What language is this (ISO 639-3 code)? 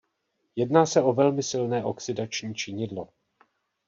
ces